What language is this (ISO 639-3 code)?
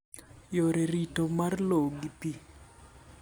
luo